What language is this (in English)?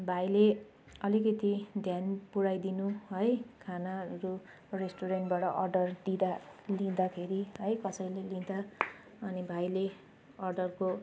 Nepali